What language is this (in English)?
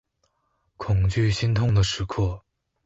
Chinese